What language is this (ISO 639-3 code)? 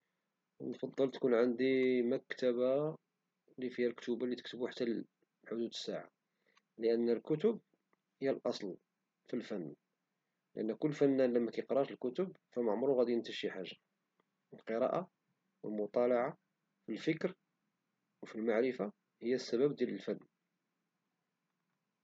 ary